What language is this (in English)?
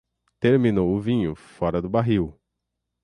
Portuguese